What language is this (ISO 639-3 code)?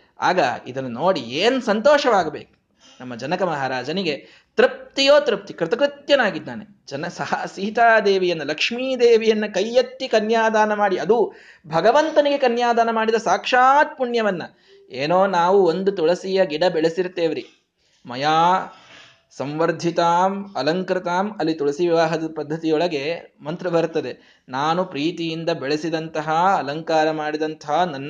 kan